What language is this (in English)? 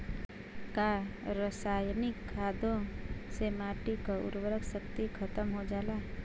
Bhojpuri